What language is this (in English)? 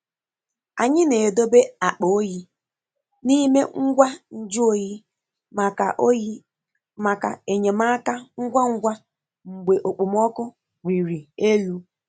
Igbo